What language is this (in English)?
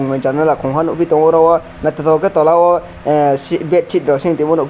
Kok Borok